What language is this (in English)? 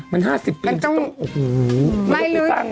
Thai